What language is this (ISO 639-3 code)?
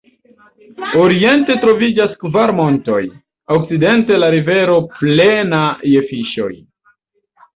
epo